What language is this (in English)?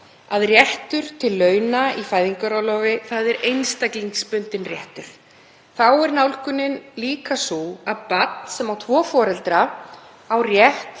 Icelandic